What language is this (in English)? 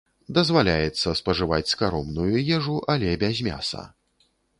Belarusian